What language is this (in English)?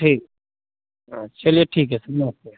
Hindi